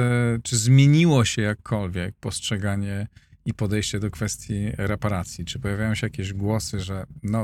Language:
Polish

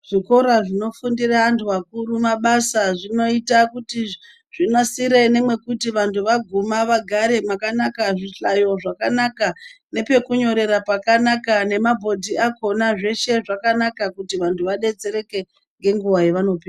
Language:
Ndau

